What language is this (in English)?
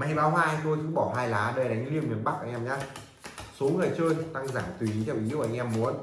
Vietnamese